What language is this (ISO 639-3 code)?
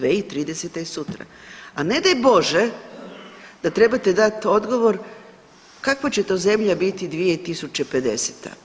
hrv